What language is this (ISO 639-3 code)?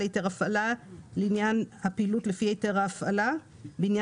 heb